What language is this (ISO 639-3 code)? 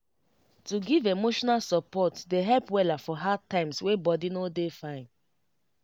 pcm